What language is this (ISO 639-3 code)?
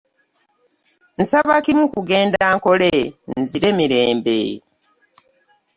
lug